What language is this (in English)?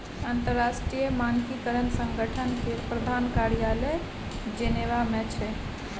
Maithili